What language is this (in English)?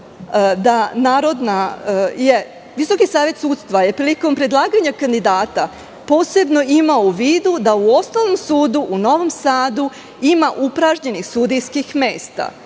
Serbian